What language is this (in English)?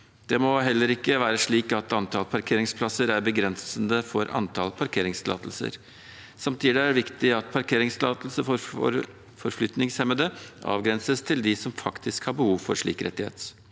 Norwegian